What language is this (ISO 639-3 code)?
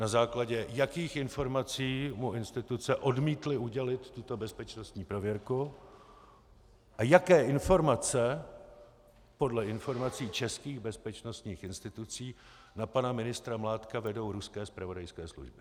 ces